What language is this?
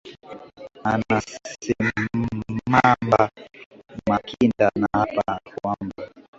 Swahili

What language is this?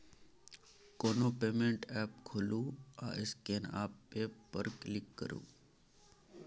Maithili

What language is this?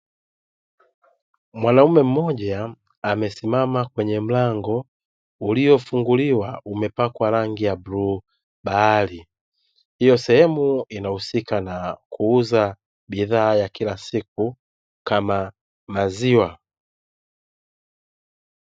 Swahili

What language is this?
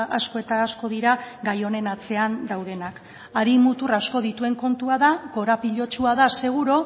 Basque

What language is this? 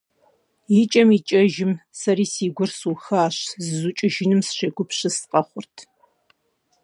Kabardian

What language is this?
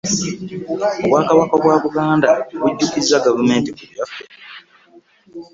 Ganda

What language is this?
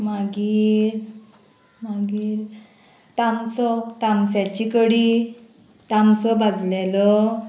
Konkani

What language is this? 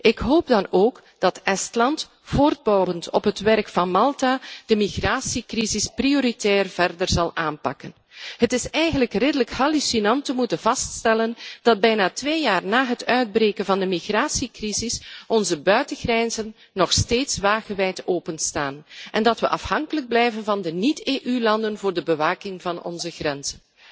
Dutch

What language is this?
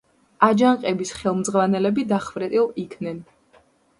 Georgian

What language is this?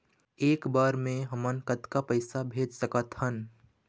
Chhattisgarhi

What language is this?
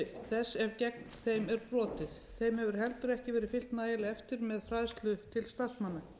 Icelandic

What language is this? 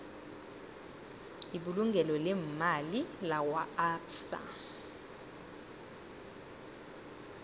South Ndebele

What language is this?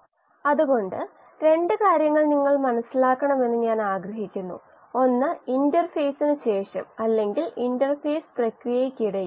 Malayalam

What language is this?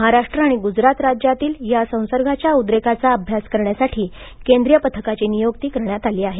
Marathi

